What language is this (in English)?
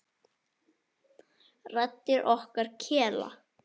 Icelandic